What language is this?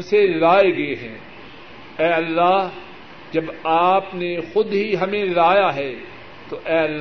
Urdu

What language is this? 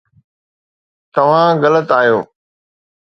Sindhi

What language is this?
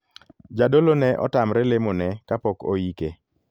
Luo (Kenya and Tanzania)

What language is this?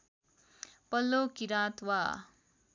Nepali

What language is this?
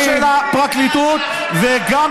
Hebrew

